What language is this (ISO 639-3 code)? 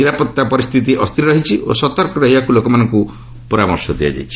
ori